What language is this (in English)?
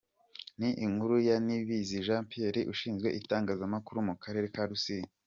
Kinyarwanda